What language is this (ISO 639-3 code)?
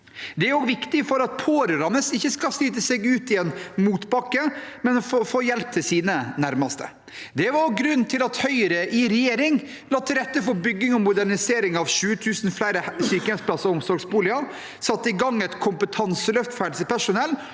nor